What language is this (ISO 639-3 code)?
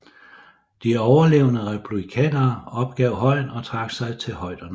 dan